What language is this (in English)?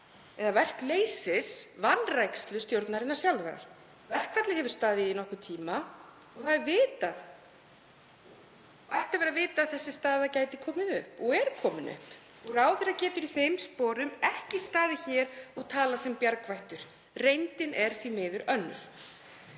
Icelandic